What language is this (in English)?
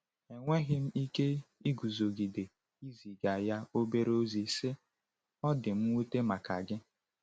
Igbo